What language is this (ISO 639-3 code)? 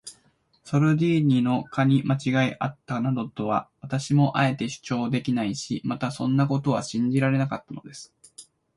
jpn